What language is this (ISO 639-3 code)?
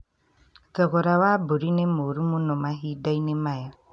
kik